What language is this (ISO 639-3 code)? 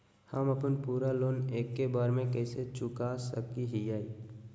mag